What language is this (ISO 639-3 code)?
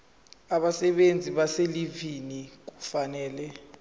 zul